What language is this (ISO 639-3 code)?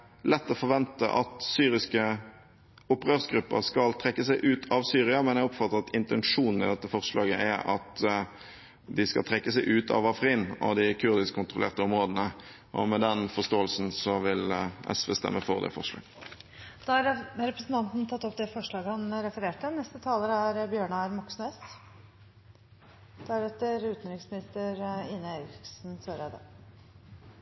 nor